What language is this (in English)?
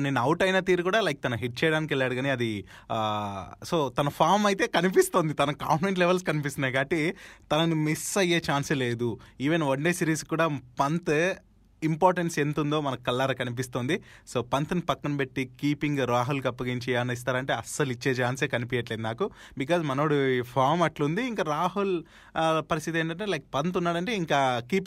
Telugu